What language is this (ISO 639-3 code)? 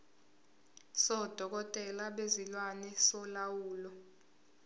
zul